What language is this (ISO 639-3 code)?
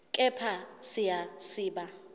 zul